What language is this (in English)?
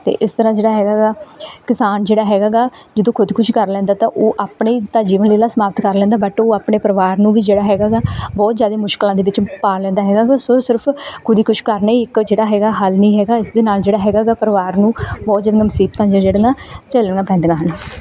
Punjabi